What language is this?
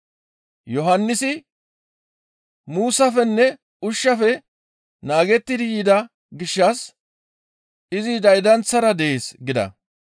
Gamo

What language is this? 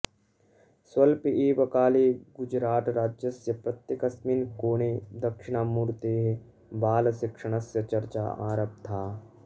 Sanskrit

